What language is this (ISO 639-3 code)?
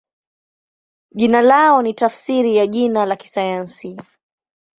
swa